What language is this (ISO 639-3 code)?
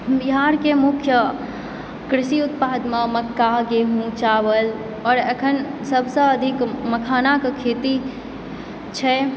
mai